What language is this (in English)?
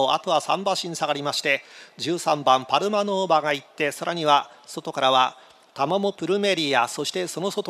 Japanese